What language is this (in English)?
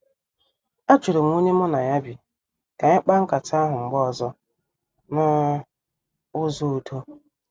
Igbo